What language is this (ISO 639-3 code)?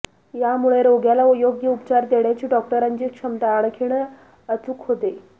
mar